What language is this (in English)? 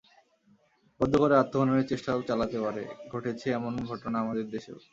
Bangla